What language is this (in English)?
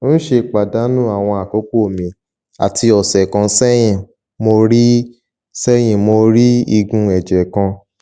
Yoruba